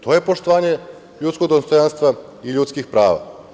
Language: Serbian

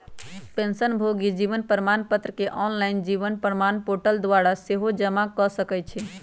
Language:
Magahi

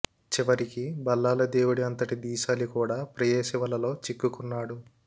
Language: Telugu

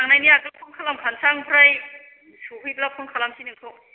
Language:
Bodo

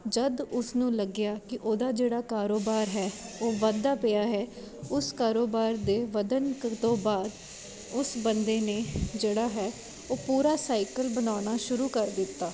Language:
Punjabi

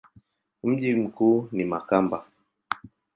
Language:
Swahili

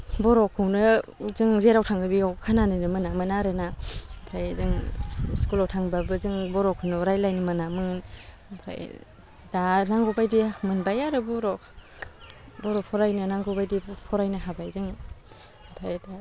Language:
Bodo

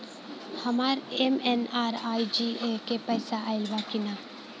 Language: Bhojpuri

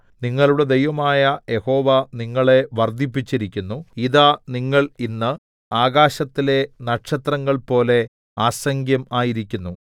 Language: Malayalam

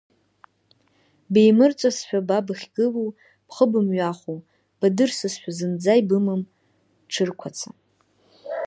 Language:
Abkhazian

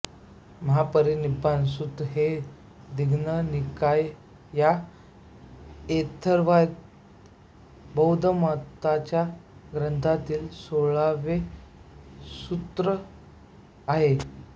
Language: Marathi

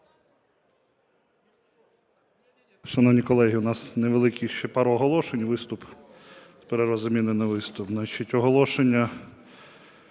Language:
Ukrainian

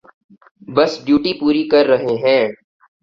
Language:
Urdu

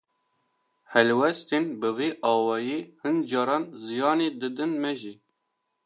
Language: Kurdish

